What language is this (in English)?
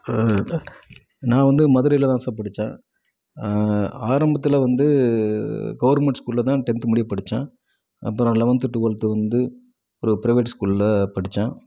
Tamil